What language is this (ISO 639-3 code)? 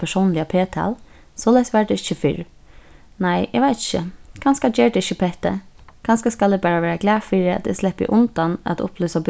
fao